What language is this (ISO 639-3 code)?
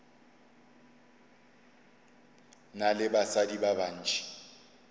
nso